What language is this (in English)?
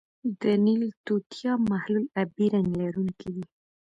Pashto